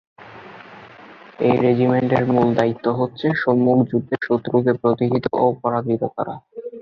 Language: Bangla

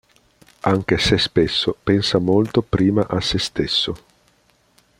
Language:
Italian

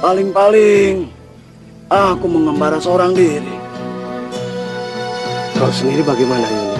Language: Indonesian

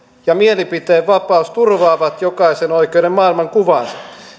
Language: Finnish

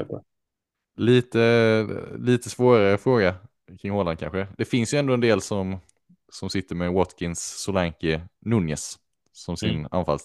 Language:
Swedish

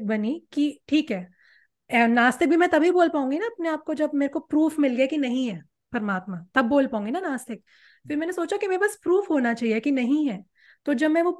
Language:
Hindi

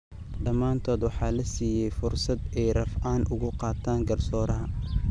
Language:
Somali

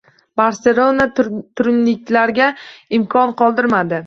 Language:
Uzbek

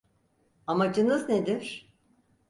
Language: Turkish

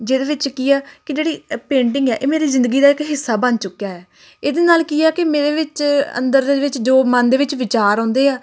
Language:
Punjabi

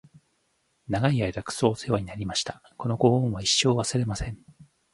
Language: Japanese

